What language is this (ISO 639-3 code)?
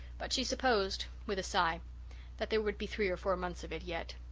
eng